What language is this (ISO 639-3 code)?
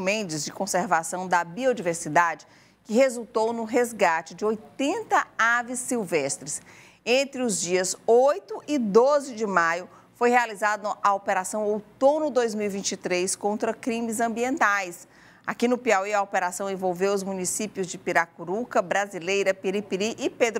por